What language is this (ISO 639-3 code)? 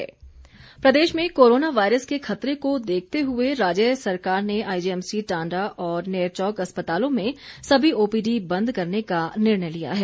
hin